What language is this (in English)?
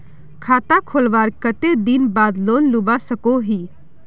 Magahi